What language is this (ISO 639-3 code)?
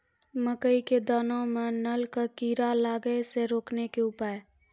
mai